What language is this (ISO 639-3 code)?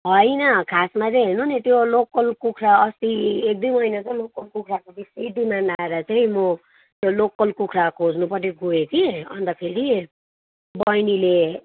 nep